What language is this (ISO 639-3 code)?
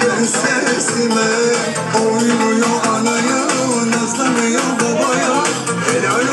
ara